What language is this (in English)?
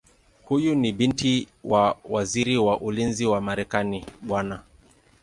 Swahili